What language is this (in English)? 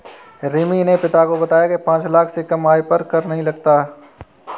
Hindi